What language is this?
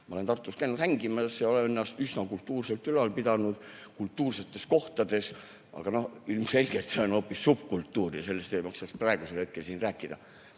Estonian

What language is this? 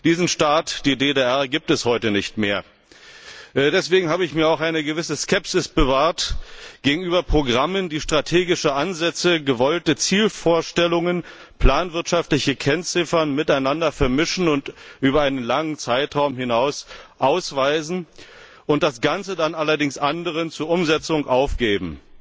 German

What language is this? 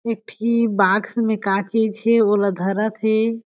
Chhattisgarhi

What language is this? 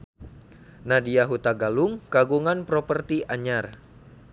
Sundanese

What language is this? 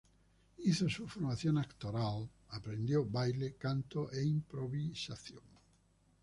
Spanish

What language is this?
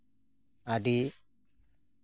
Santali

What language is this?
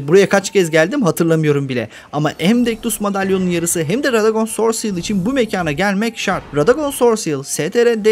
Turkish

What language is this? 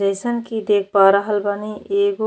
Bhojpuri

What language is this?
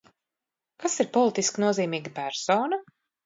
Latvian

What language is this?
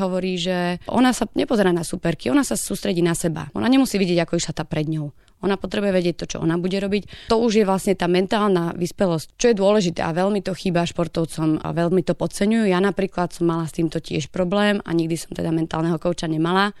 Slovak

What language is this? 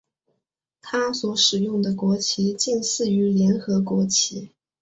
Chinese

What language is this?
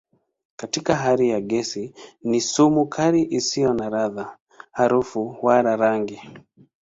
Swahili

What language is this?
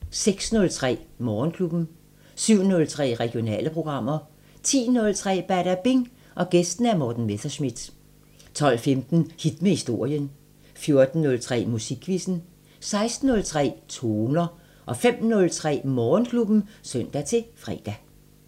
Danish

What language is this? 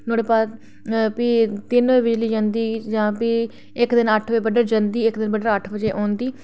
Dogri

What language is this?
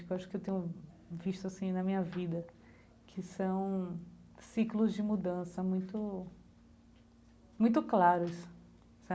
Portuguese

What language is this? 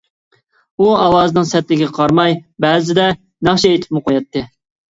Uyghur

